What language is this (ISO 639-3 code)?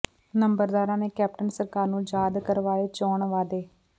pan